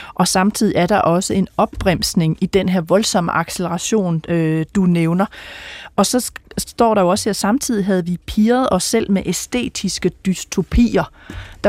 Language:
Danish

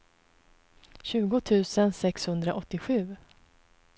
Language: Swedish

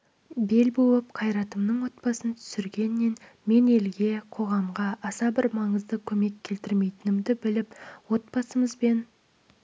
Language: Kazakh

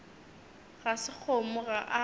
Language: Northern Sotho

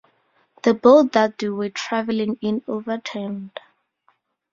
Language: English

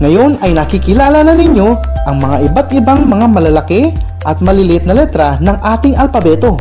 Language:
Filipino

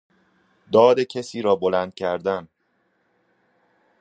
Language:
Persian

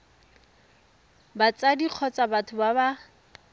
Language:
Tswana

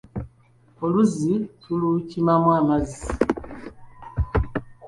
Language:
Ganda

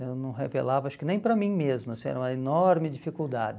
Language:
Portuguese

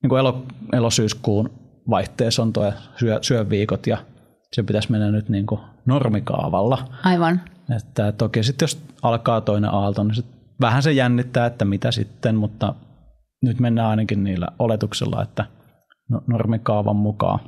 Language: Finnish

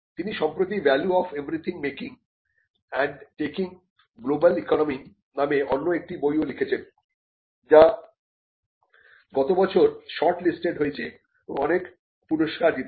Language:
Bangla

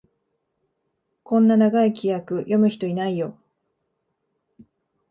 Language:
Japanese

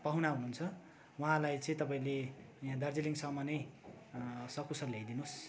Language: Nepali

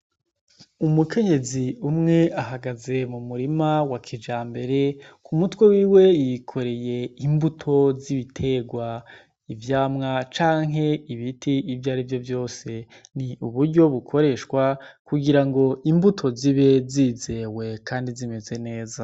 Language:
Rundi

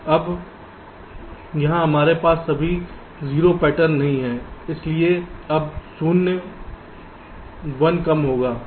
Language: Hindi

